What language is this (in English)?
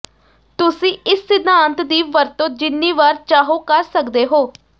Punjabi